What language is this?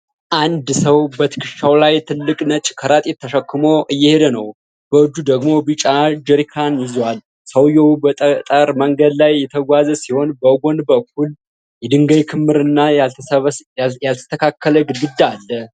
Amharic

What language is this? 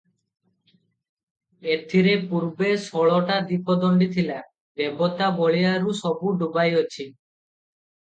Odia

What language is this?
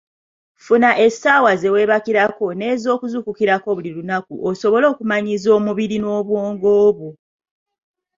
Ganda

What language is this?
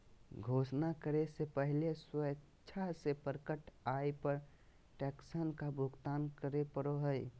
Magahi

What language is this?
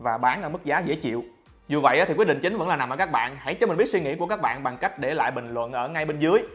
Vietnamese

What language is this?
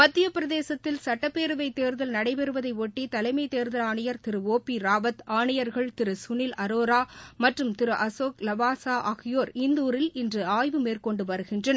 Tamil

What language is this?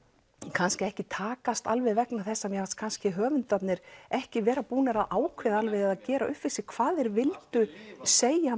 Icelandic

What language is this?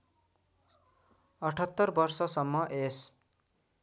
Nepali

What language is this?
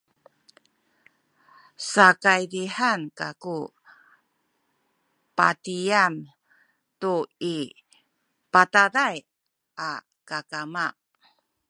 Sakizaya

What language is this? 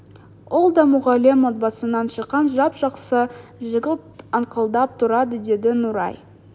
Kazakh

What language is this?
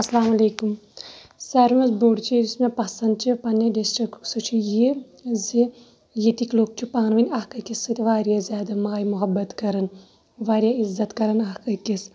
Kashmiri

